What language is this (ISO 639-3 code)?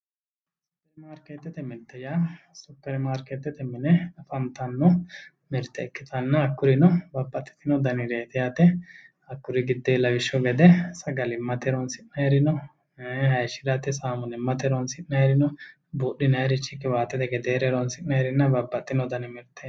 sid